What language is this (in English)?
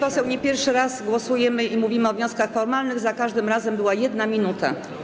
Polish